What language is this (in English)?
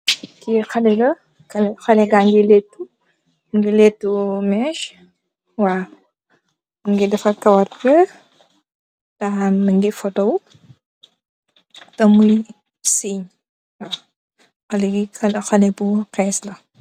Wolof